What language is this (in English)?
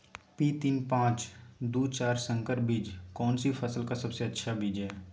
Magahi